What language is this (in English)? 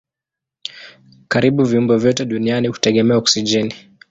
Swahili